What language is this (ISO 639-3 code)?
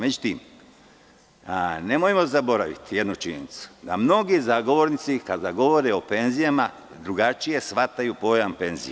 srp